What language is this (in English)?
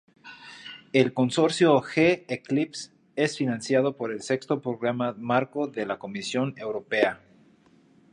Spanish